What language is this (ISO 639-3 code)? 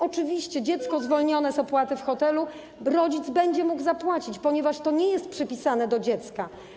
pol